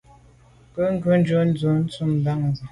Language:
Medumba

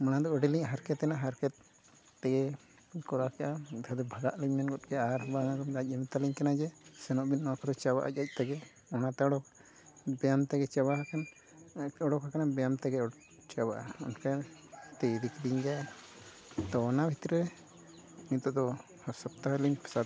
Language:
Santali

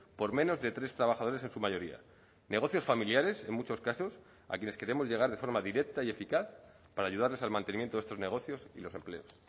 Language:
Spanish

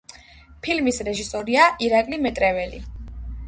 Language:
Georgian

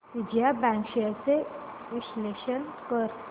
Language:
Marathi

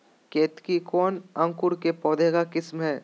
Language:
Magahi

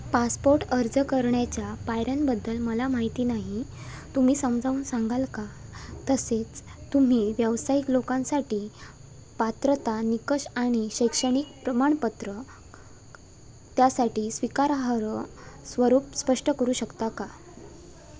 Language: Marathi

